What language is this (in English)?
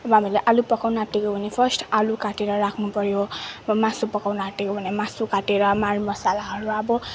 Nepali